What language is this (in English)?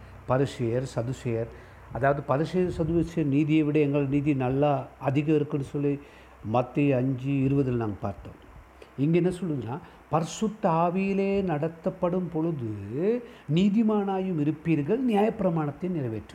Tamil